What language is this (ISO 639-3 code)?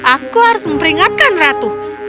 ind